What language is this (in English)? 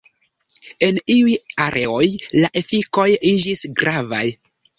Esperanto